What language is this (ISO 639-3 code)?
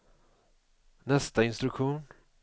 swe